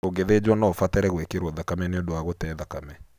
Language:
Kikuyu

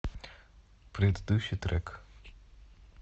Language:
Russian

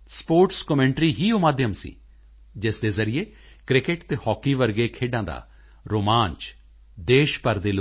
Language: Punjabi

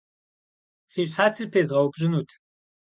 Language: Kabardian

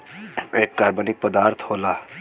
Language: Bhojpuri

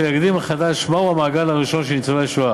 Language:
Hebrew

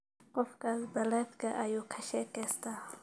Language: Somali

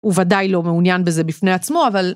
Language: Hebrew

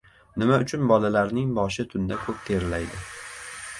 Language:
Uzbek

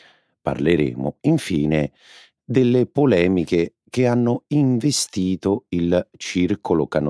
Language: Italian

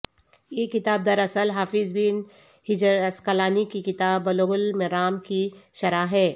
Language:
Urdu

